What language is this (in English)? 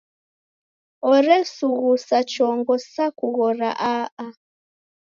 Taita